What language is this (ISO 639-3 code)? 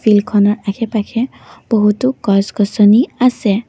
asm